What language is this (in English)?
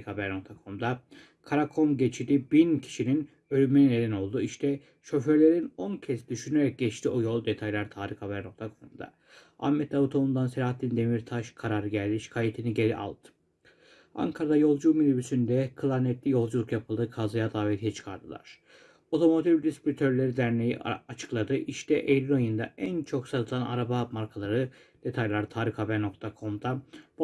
Turkish